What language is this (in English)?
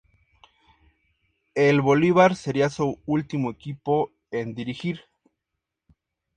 Spanish